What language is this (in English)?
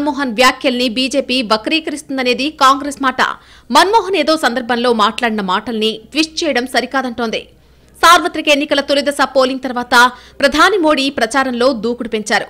Telugu